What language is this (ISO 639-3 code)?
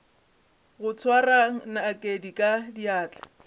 nso